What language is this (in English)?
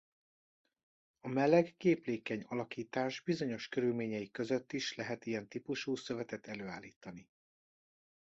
Hungarian